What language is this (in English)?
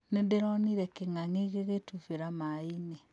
Kikuyu